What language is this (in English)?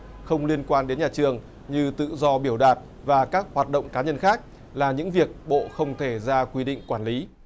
Vietnamese